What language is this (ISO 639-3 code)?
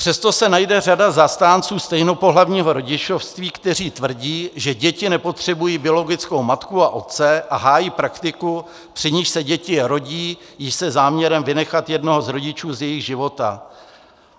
ces